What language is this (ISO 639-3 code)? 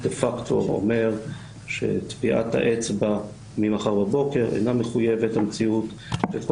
heb